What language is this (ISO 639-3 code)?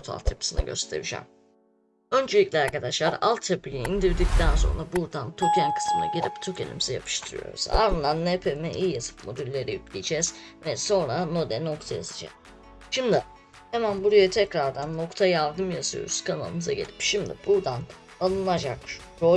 tur